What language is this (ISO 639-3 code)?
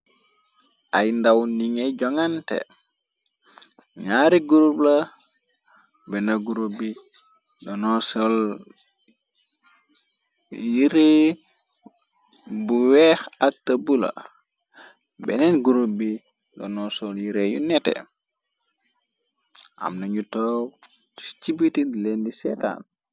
wol